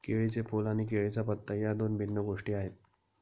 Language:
Marathi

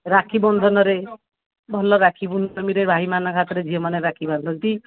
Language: Odia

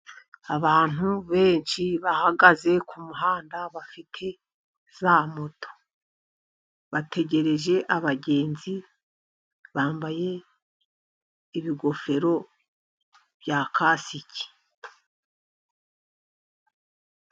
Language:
Kinyarwanda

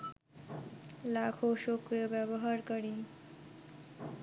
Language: Bangla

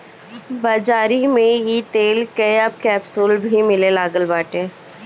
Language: Bhojpuri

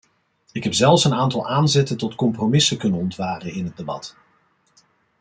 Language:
Dutch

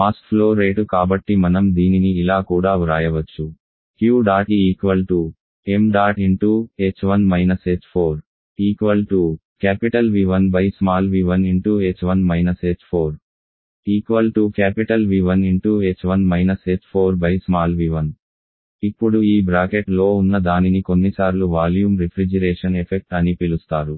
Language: Telugu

